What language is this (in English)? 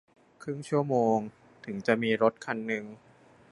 Thai